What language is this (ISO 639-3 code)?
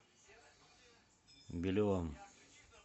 rus